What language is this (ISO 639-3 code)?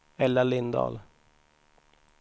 swe